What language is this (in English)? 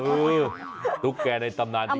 Thai